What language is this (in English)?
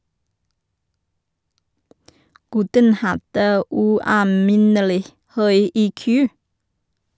Norwegian